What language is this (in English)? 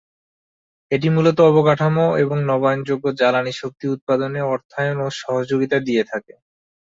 Bangla